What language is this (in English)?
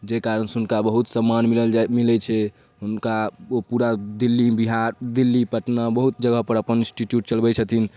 Maithili